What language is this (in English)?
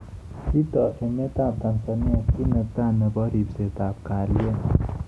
Kalenjin